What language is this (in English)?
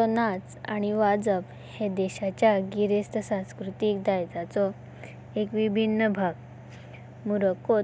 Konkani